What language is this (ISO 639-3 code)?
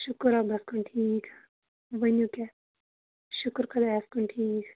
kas